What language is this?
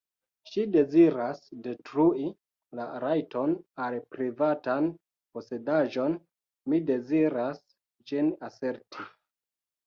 Esperanto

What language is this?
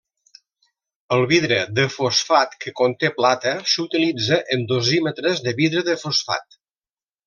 Catalan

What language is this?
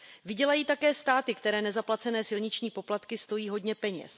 Czech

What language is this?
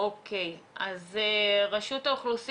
Hebrew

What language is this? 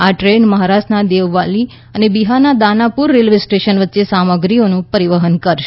Gujarati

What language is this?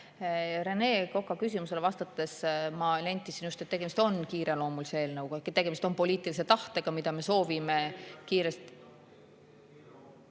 Estonian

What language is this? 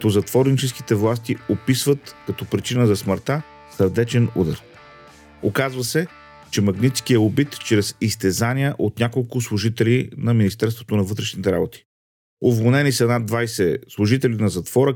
Bulgarian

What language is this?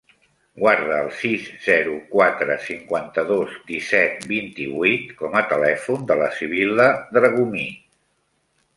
Catalan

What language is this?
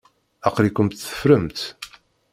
Kabyle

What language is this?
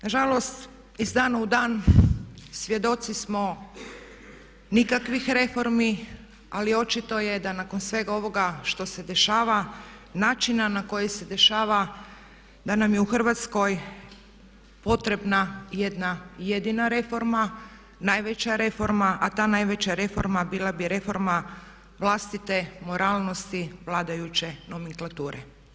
Croatian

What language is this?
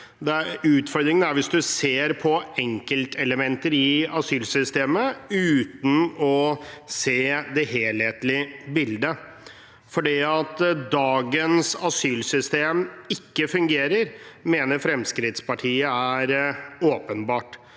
Norwegian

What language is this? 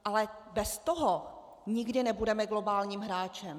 Czech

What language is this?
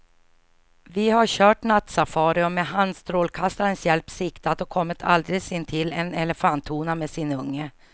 Swedish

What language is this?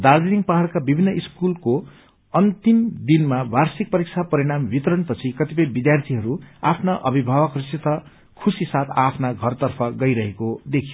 Nepali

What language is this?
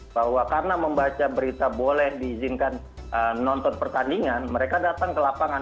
Indonesian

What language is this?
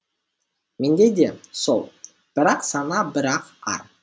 Kazakh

